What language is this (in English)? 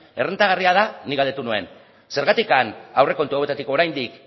Basque